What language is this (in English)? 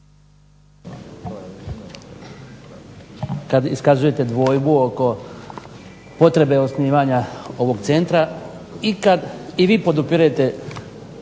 Croatian